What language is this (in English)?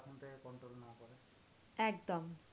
Bangla